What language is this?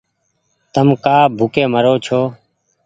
Goaria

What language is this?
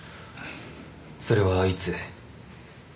Japanese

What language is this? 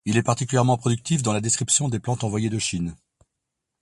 French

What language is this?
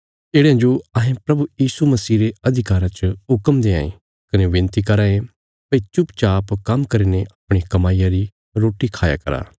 Bilaspuri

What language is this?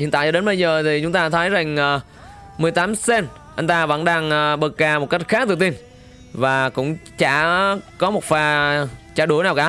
Vietnamese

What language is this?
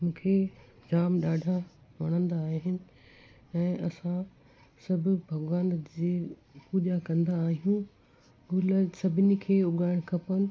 Sindhi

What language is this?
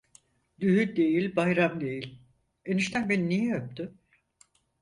Turkish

